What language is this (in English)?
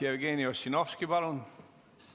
Estonian